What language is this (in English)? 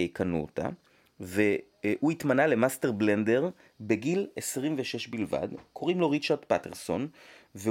Hebrew